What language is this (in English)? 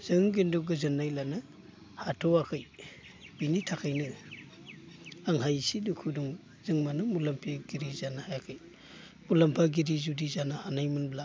Bodo